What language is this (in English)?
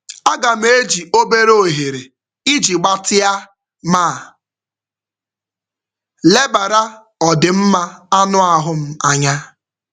Igbo